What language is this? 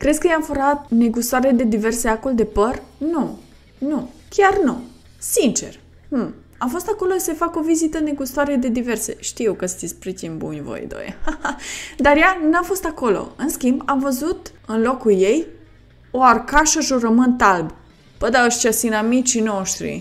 Romanian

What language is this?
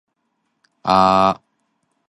Cantonese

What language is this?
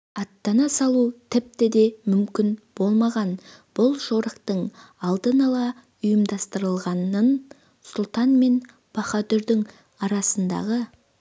Kazakh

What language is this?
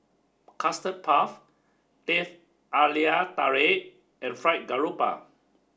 English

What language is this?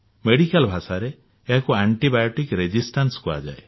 Odia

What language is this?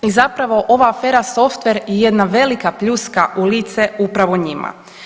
Croatian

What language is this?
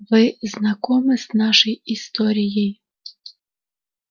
Russian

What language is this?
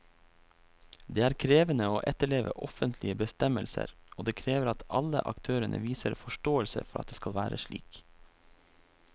Norwegian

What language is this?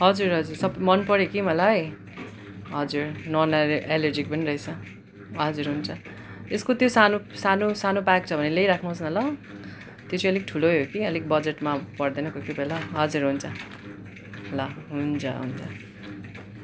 Nepali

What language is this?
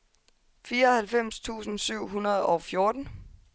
Danish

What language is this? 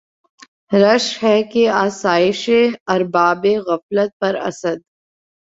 Urdu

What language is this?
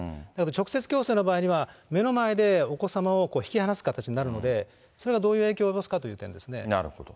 Japanese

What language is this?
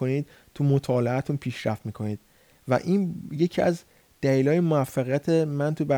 Persian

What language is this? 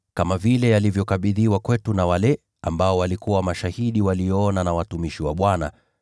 Swahili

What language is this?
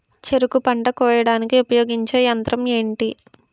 Telugu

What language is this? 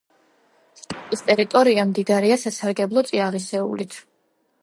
Georgian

